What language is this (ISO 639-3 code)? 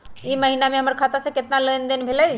mag